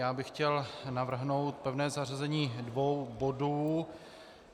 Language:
Czech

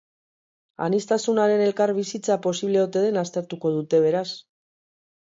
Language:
Basque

